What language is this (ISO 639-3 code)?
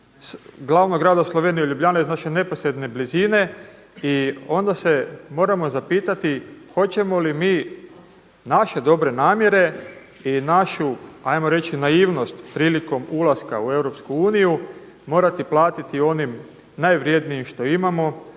hrv